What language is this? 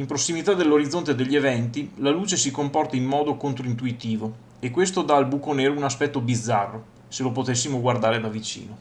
Italian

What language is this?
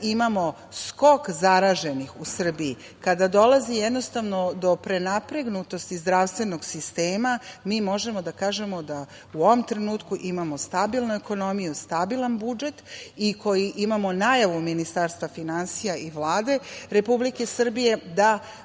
Serbian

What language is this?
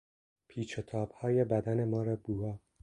Persian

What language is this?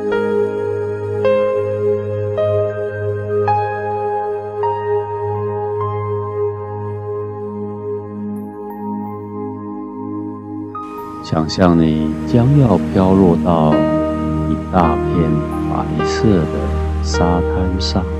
Chinese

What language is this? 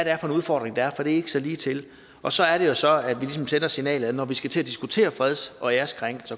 Danish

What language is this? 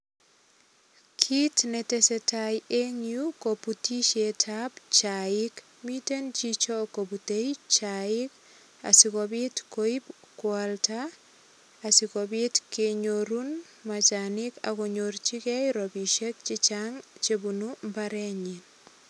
Kalenjin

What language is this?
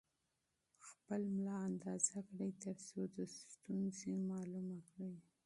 Pashto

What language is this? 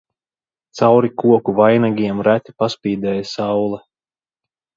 Latvian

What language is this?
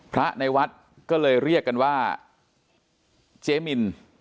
Thai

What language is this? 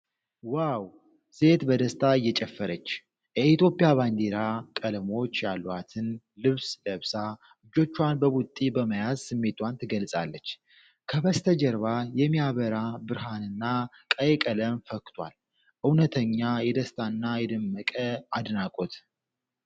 Amharic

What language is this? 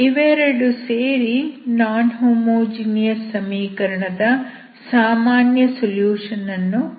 Kannada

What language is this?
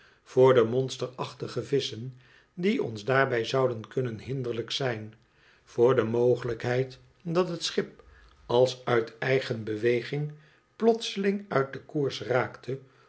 Dutch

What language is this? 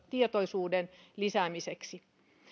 Finnish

